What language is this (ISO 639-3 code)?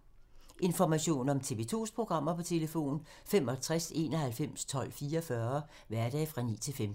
dan